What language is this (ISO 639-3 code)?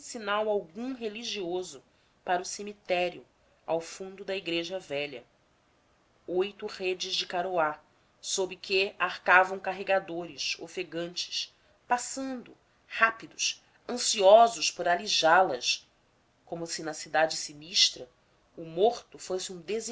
por